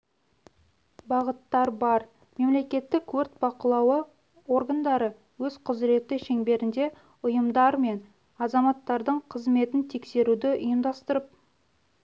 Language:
Kazakh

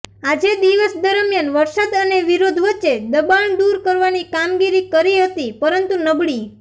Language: Gujarati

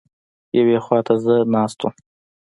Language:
Pashto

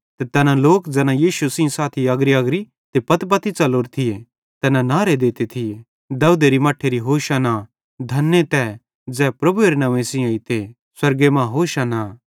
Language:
Bhadrawahi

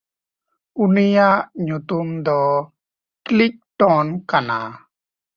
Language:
Santali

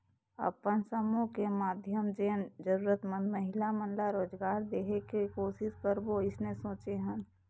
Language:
Chhattisgarhi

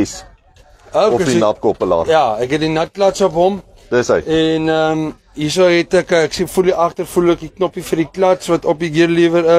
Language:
Dutch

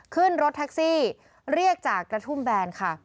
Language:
Thai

